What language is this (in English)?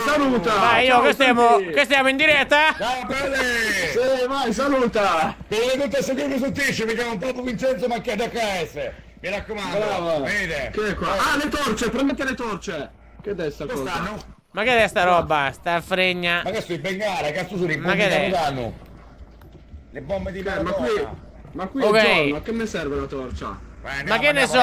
Italian